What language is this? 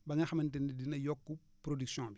Wolof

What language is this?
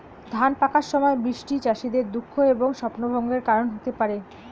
Bangla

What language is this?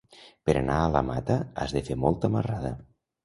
Catalan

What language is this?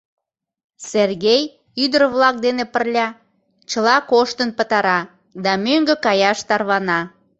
Mari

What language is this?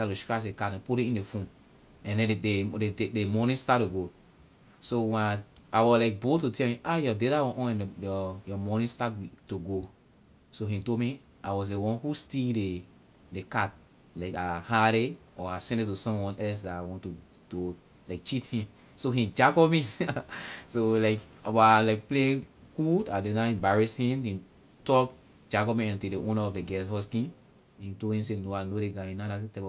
Liberian English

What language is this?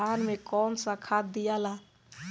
Bhojpuri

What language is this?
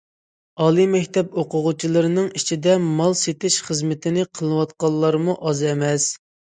Uyghur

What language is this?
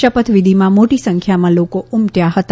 Gujarati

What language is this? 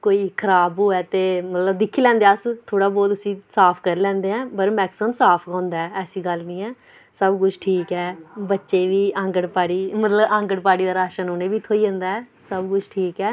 Dogri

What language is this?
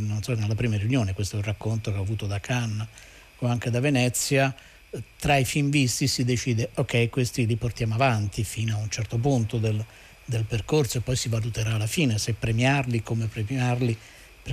Italian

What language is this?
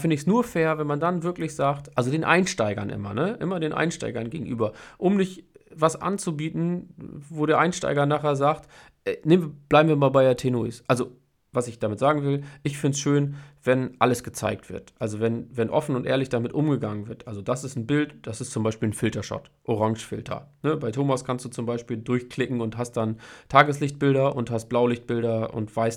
German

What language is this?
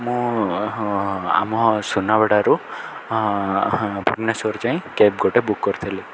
Odia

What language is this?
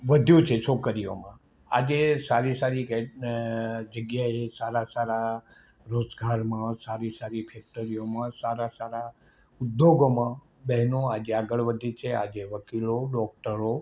Gujarati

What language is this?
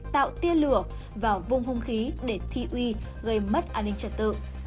Vietnamese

